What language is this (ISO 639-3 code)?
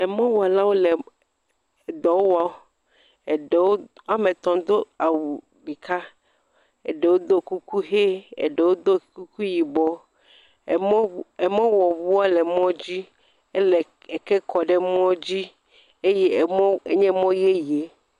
ewe